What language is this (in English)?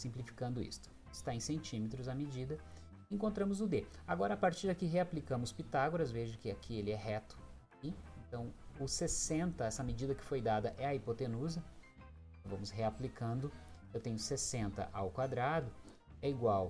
Portuguese